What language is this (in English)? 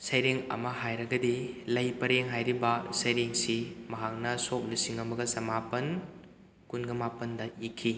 Manipuri